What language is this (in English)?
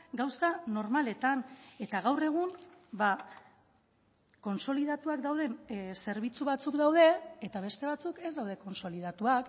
Basque